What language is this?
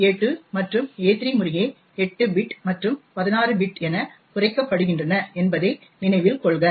Tamil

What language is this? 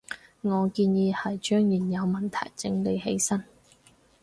Cantonese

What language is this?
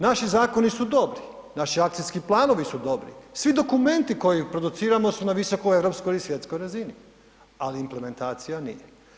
Croatian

